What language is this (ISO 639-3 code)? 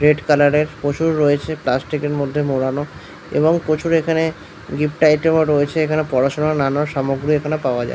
ben